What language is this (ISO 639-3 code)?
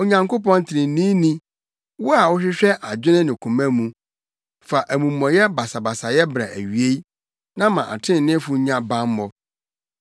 aka